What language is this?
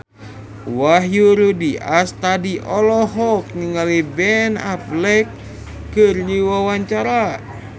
Sundanese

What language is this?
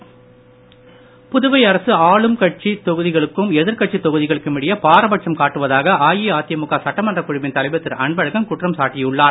Tamil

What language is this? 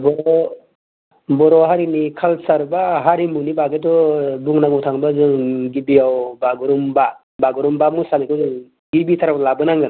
Bodo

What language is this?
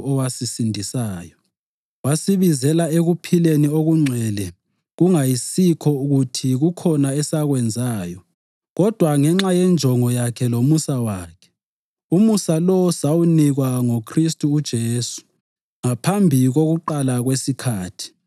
North Ndebele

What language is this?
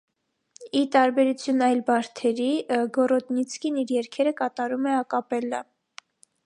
Armenian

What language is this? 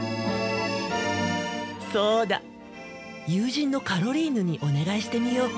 Japanese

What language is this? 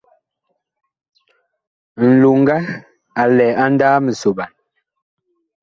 Bakoko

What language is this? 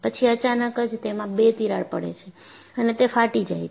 Gujarati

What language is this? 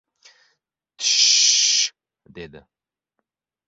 Uzbek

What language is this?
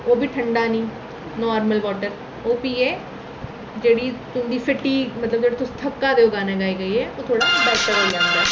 Dogri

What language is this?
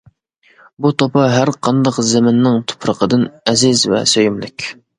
Uyghur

